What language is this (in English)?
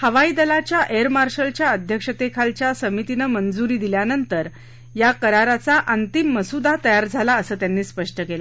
Marathi